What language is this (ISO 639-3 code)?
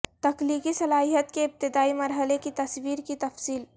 urd